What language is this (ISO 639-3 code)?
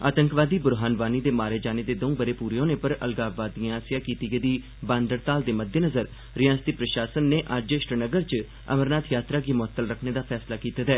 doi